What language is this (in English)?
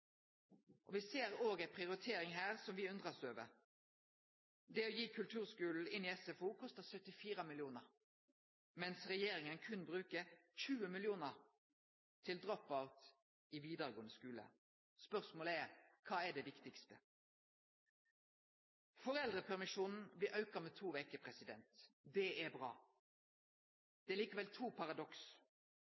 Norwegian Nynorsk